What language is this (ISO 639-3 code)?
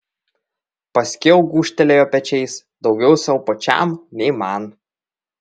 lit